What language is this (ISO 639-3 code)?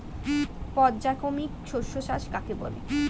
ben